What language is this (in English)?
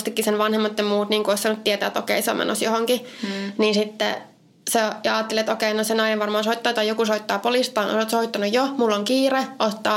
Finnish